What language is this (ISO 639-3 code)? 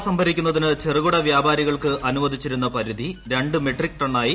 mal